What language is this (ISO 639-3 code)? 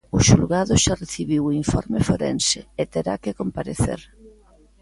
glg